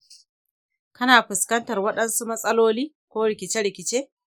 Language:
Hausa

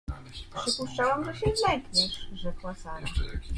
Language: Polish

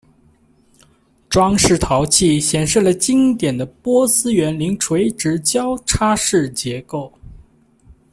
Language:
Chinese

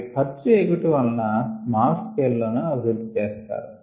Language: Telugu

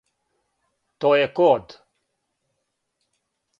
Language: Serbian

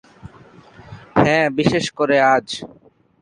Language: Bangla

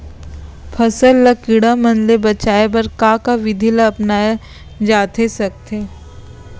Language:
Chhattisgarhi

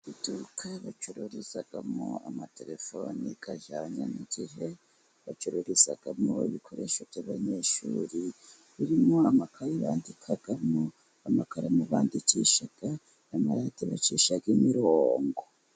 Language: Kinyarwanda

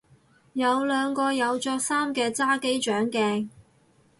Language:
Cantonese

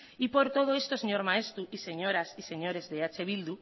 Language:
Spanish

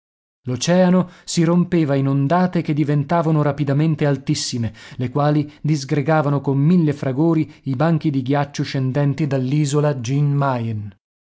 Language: Italian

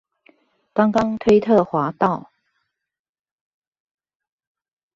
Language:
Chinese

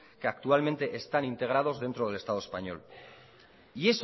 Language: Spanish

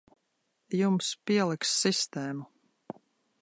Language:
Latvian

